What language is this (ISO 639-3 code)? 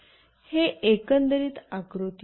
mar